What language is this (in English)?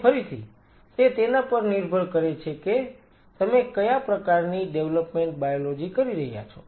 Gujarati